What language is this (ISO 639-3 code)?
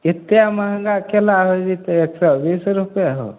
mai